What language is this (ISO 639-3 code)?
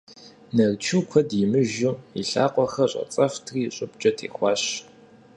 kbd